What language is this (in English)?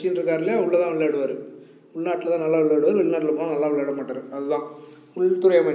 Romanian